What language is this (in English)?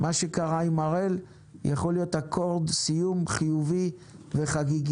Hebrew